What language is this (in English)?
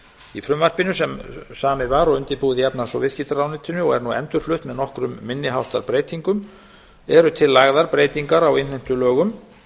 Icelandic